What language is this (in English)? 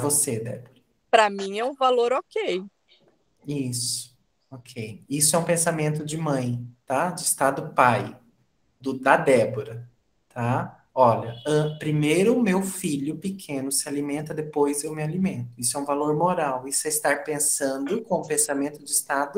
Portuguese